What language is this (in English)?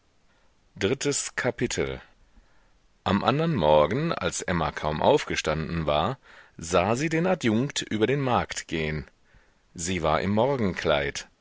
German